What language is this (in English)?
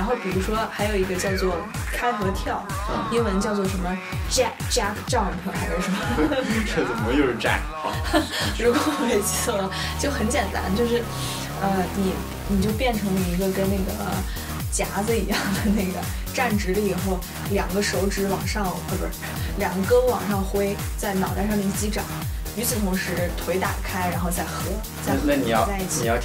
Chinese